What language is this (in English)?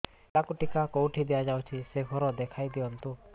Odia